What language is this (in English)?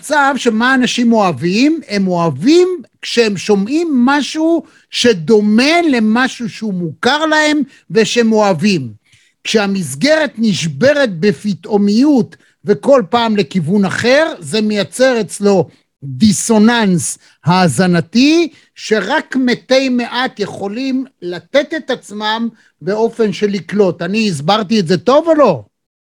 Hebrew